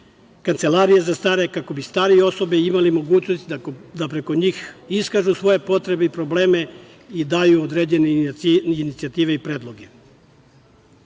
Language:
Serbian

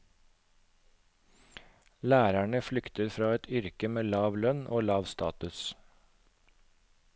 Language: Norwegian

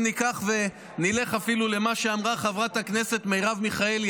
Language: Hebrew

